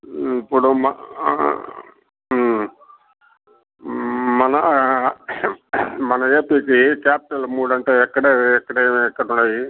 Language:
Telugu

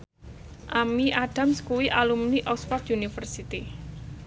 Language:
Javanese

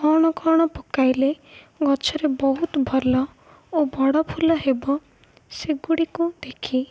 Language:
Odia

